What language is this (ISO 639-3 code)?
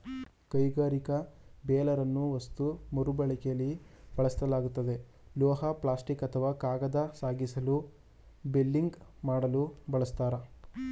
kan